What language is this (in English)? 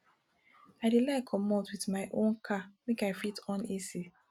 Nigerian Pidgin